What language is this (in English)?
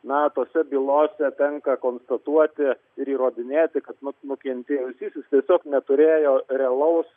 Lithuanian